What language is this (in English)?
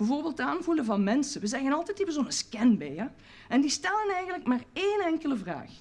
Dutch